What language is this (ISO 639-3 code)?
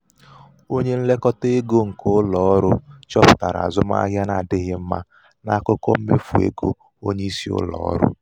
ibo